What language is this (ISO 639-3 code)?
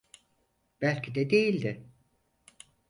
tur